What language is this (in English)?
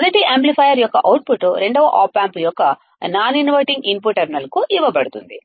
Telugu